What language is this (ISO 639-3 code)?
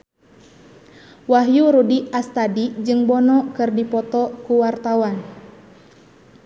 sun